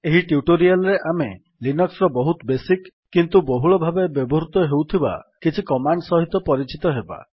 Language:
Odia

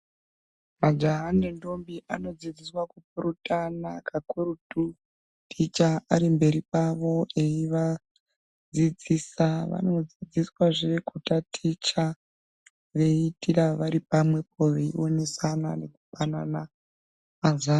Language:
Ndau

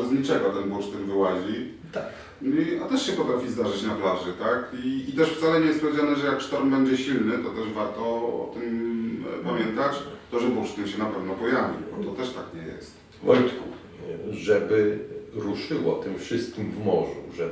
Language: Polish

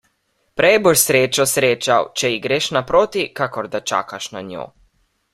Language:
Slovenian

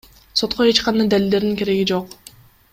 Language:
Kyrgyz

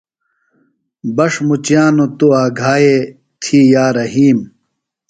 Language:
Phalura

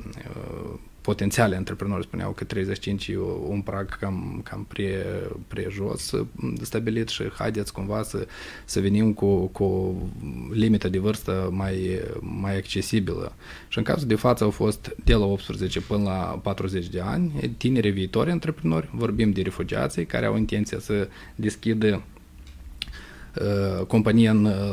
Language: Romanian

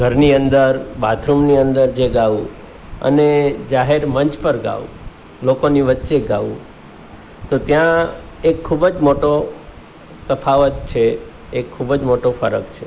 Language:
Gujarati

